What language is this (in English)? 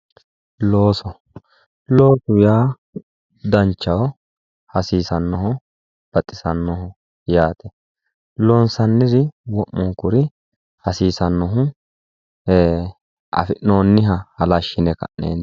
Sidamo